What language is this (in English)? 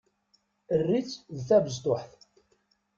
Kabyle